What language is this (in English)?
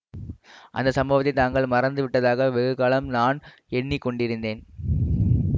Tamil